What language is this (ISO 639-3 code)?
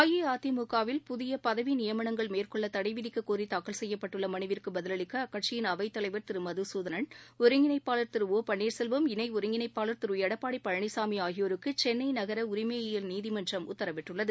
tam